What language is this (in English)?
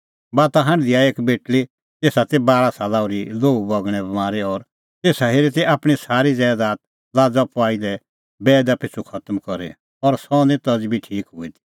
Kullu Pahari